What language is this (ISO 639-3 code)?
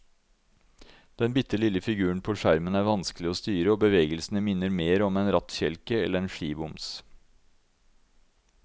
nor